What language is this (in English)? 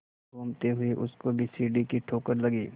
Hindi